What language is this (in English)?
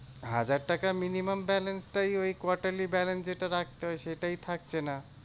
Bangla